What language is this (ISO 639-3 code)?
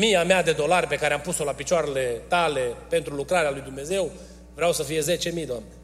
ron